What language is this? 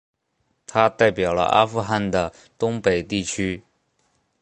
Chinese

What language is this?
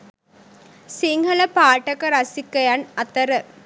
Sinhala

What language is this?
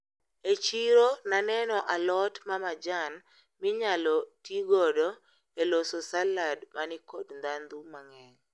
Luo (Kenya and Tanzania)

